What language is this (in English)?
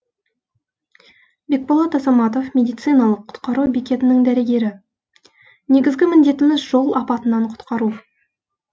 Kazakh